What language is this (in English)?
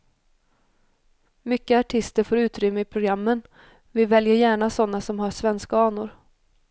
Swedish